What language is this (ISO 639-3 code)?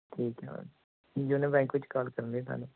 pan